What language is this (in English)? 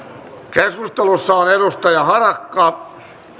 Finnish